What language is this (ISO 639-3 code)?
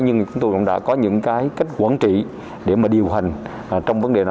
vie